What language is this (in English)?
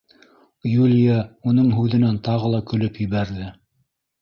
Bashkir